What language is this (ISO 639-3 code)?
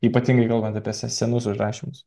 lit